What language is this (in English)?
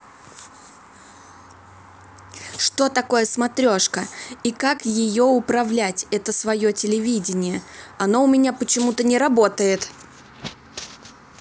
Russian